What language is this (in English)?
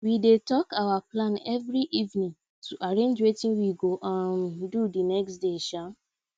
Nigerian Pidgin